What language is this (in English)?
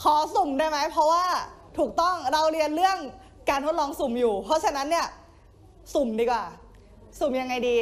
Thai